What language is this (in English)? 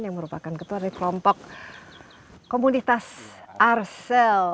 Indonesian